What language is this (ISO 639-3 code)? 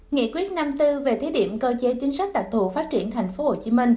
vie